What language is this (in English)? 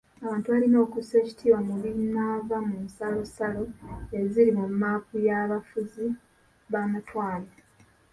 Ganda